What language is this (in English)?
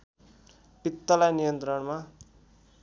Nepali